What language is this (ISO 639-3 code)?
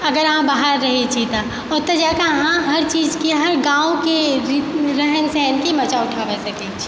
mai